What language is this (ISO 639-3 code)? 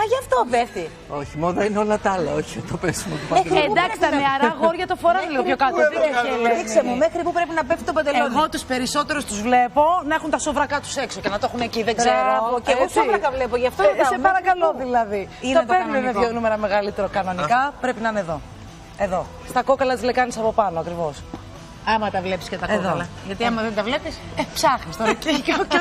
ell